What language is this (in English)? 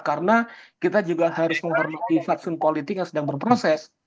Indonesian